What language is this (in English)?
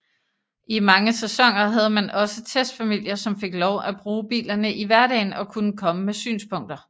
Danish